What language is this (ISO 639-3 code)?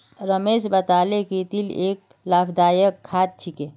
mag